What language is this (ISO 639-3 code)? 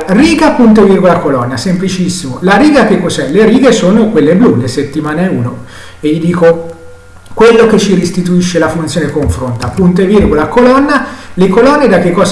ita